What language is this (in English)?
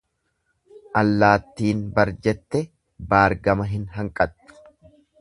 Oromo